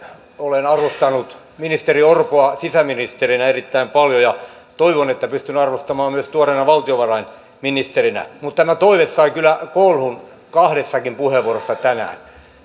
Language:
Finnish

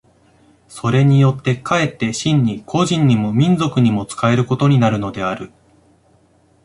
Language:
Japanese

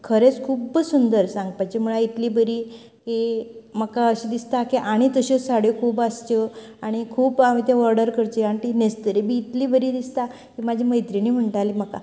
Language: Konkani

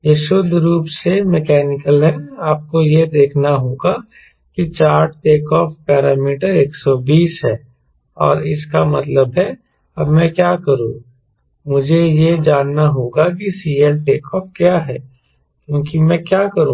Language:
Hindi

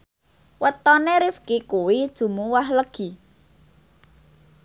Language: Javanese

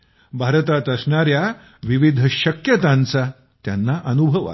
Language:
Marathi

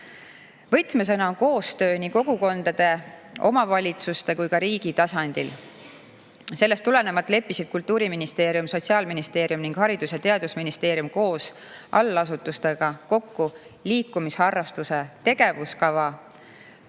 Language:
Estonian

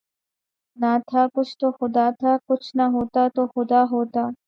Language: Urdu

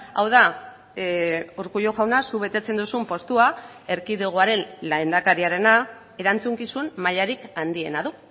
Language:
Basque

